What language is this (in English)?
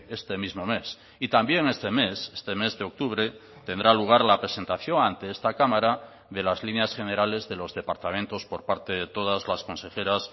Spanish